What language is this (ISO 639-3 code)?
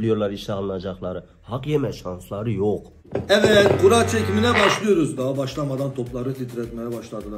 tur